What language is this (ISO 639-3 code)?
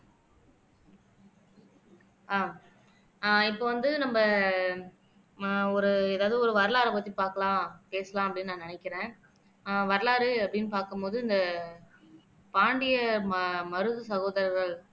tam